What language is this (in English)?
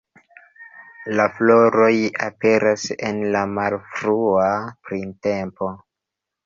Esperanto